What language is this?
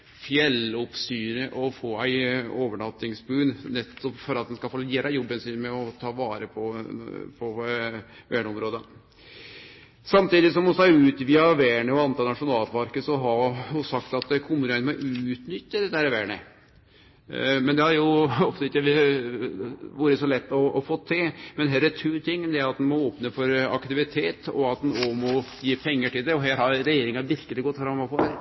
Norwegian Nynorsk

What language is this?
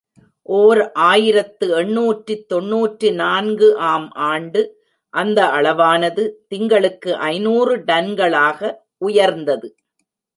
Tamil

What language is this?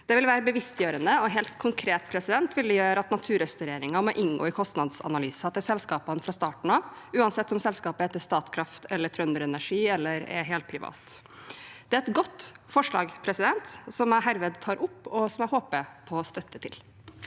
Norwegian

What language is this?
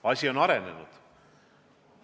Estonian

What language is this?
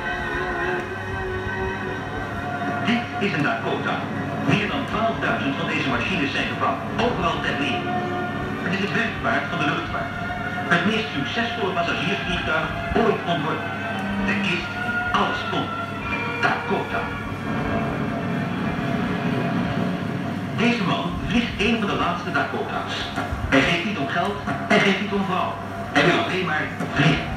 Dutch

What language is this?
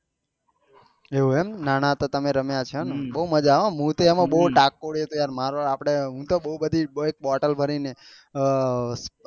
Gujarati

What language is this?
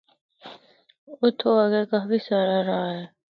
Northern Hindko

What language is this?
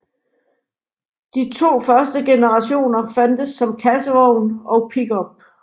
Danish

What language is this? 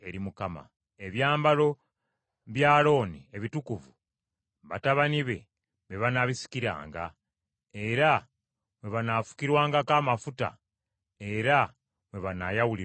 Ganda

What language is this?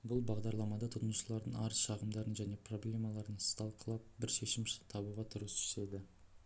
Kazakh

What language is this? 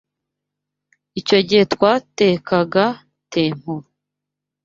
Kinyarwanda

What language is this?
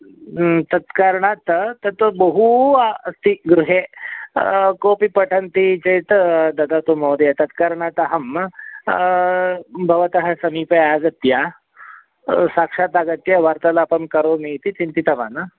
Sanskrit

